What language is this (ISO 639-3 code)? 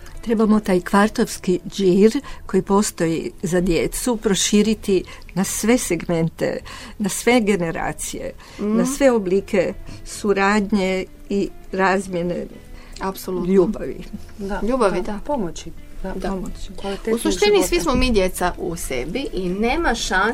hrv